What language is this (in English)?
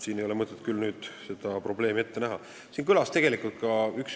Estonian